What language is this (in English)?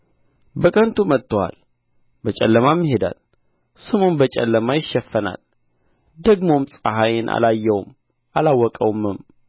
Amharic